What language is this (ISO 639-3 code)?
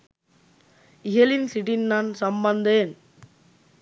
sin